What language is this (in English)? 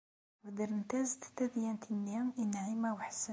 Kabyle